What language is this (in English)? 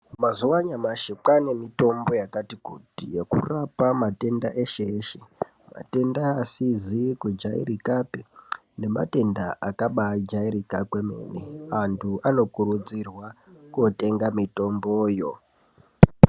Ndau